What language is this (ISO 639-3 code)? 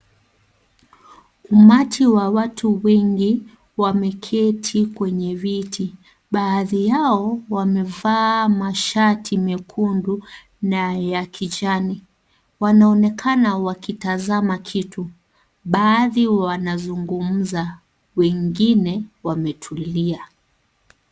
swa